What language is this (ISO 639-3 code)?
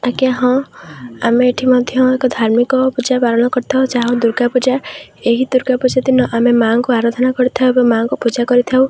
ori